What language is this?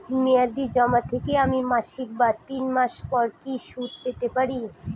Bangla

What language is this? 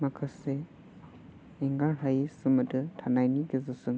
Bodo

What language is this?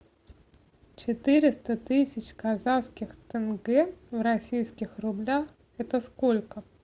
Russian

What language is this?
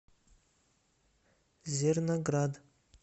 Russian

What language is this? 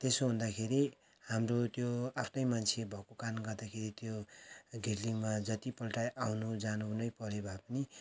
Nepali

